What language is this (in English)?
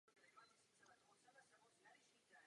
Czech